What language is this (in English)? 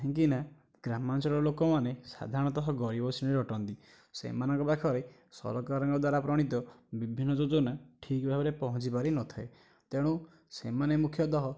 Odia